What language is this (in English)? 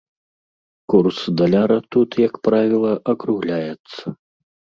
Belarusian